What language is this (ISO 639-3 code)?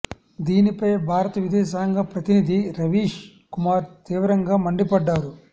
tel